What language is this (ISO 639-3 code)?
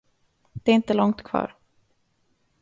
swe